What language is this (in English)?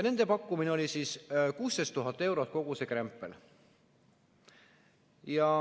Estonian